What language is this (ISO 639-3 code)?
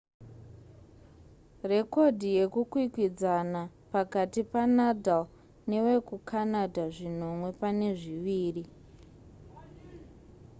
sna